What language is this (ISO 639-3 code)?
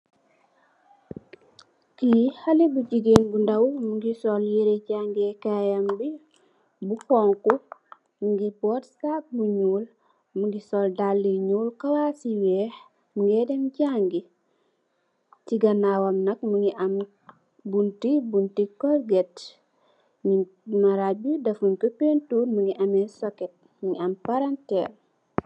wol